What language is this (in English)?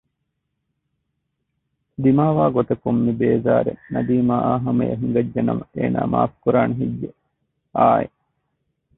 Divehi